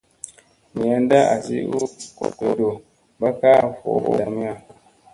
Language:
Musey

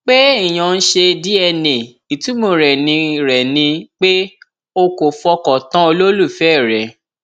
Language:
Yoruba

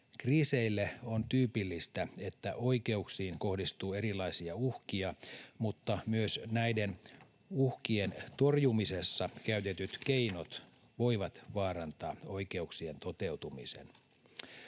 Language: Finnish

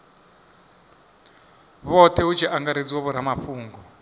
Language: Venda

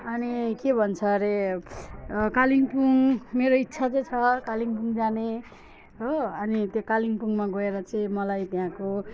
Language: Nepali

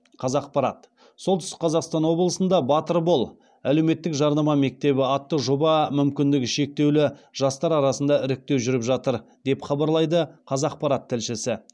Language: Kazakh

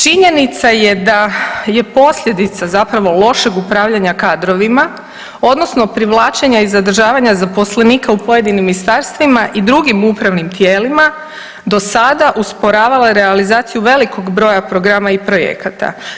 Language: Croatian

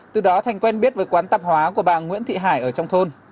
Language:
Vietnamese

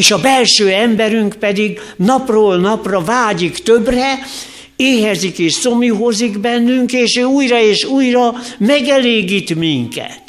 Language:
Hungarian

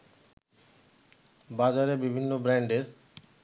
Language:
Bangla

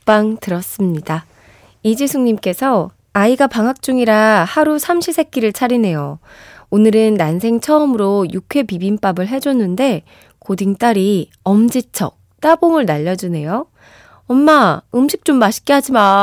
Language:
Korean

